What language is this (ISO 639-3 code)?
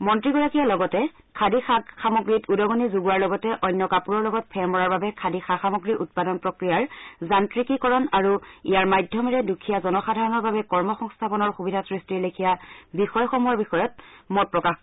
asm